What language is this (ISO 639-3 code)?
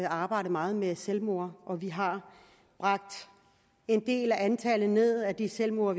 dan